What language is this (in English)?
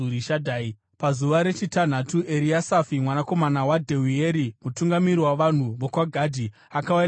Shona